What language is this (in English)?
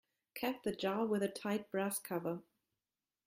English